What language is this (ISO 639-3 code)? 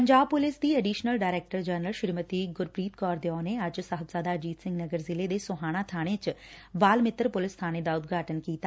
pan